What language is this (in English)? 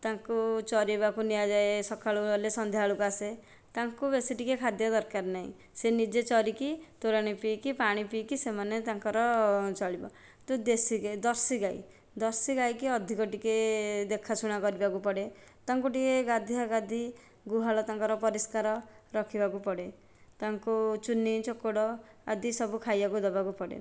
Odia